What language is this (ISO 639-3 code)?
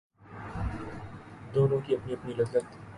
urd